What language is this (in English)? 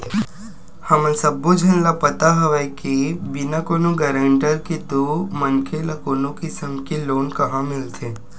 Chhattisgarhi